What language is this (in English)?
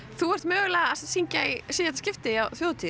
Icelandic